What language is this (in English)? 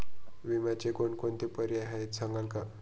Marathi